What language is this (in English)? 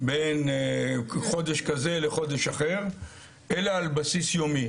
Hebrew